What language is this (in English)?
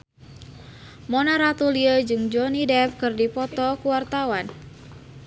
Sundanese